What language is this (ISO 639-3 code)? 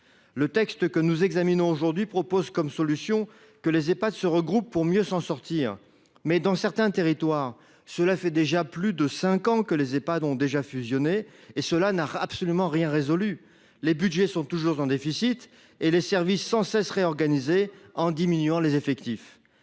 fra